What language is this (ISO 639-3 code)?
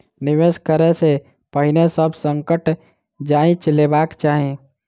mai